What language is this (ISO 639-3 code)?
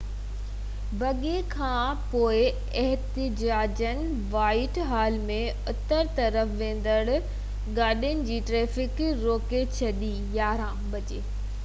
snd